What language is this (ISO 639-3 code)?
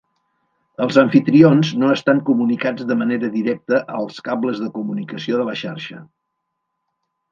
cat